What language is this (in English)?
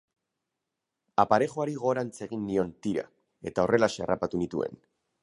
Basque